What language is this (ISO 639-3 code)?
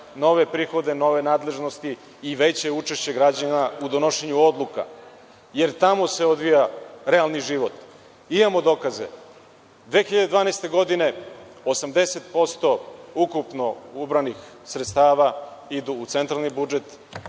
srp